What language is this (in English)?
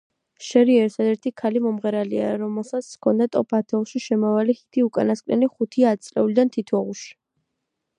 Georgian